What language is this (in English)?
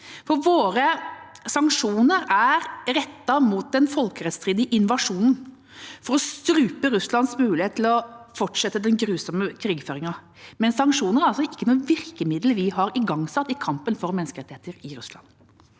Norwegian